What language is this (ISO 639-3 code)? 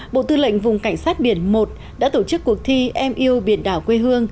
vie